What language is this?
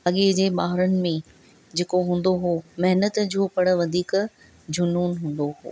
Sindhi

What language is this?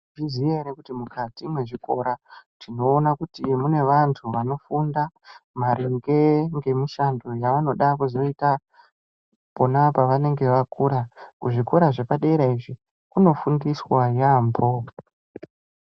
Ndau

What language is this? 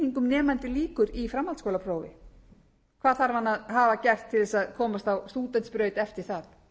Icelandic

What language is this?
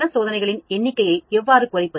Tamil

